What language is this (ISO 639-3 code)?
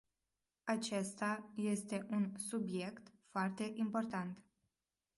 ron